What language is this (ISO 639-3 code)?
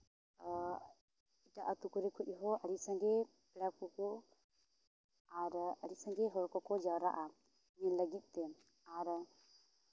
sat